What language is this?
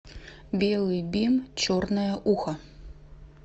Russian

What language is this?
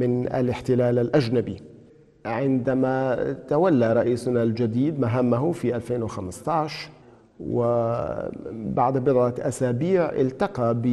Arabic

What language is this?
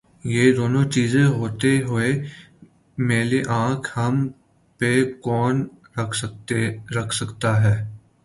Urdu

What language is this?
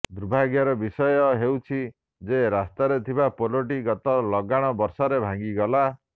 Odia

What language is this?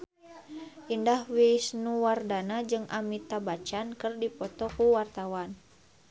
Sundanese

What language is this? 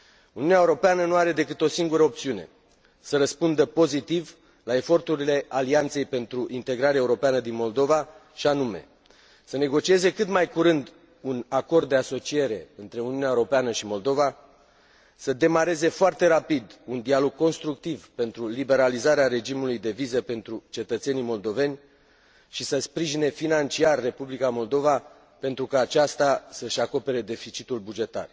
Romanian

